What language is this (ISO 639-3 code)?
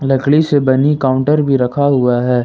hin